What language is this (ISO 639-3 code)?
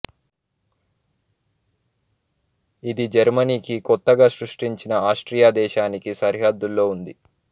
tel